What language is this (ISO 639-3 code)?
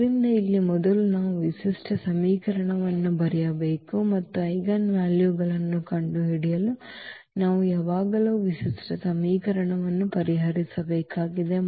kan